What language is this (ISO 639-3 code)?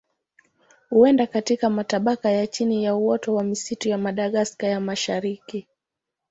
swa